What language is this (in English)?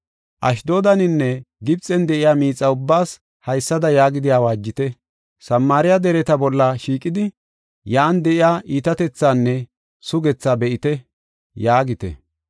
Gofa